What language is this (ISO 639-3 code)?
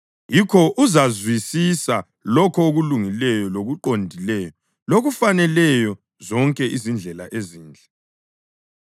nde